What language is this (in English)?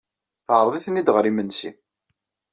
Kabyle